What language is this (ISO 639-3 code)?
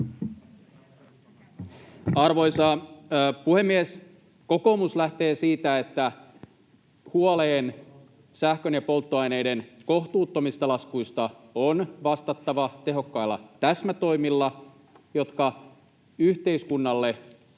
fin